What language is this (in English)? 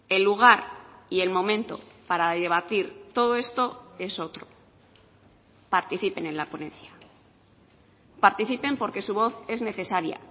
Spanish